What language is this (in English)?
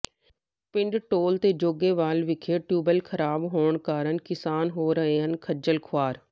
Punjabi